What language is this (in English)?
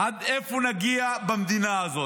Hebrew